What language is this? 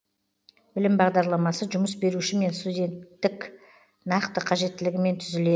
Kazakh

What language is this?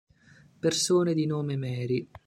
Italian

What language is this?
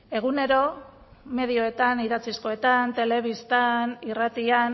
Basque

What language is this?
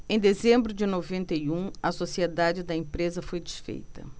Portuguese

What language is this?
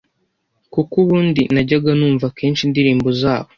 Kinyarwanda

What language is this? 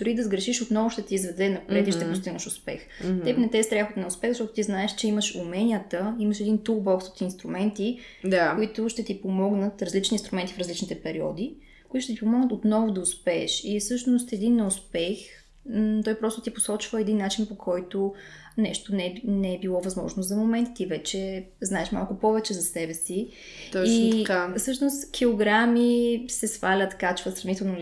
Bulgarian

